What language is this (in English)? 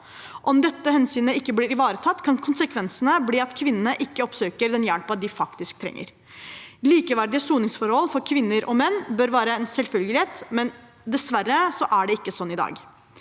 Norwegian